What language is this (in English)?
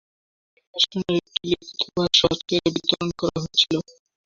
Bangla